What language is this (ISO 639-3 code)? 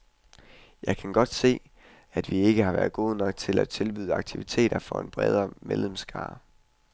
dan